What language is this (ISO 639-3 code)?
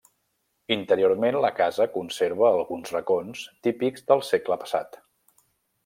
cat